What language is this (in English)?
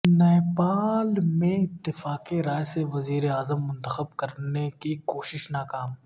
Urdu